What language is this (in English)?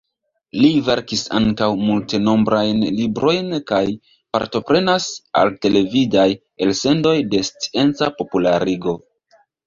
Esperanto